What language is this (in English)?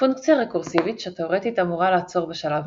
Hebrew